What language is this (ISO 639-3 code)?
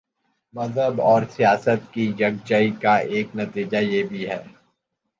urd